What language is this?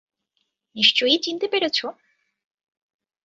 Bangla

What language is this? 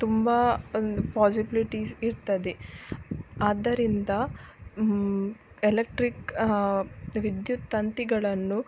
Kannada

